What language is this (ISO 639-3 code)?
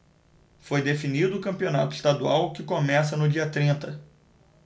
por